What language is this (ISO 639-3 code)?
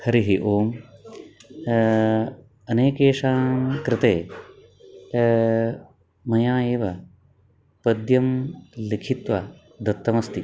san